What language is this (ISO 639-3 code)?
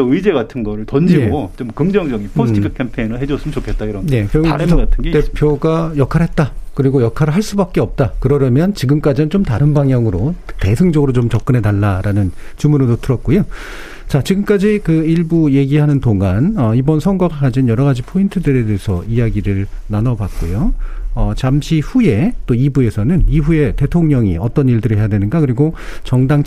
kor